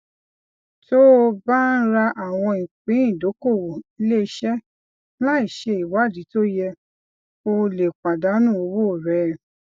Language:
Yoruba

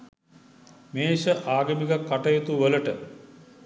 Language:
Sinhala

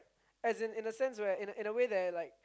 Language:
English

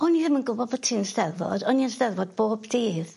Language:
Welsh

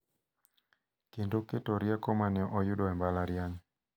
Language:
Luo (Kenya and Tanzania)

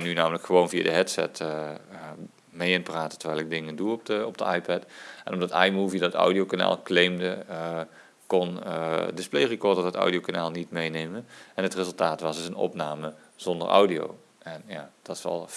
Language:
Dutch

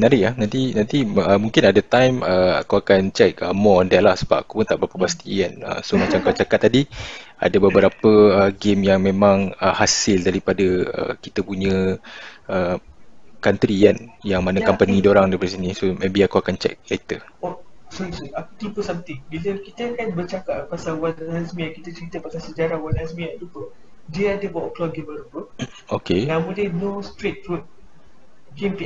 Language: Malay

